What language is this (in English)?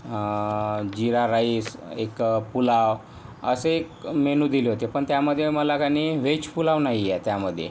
Marathi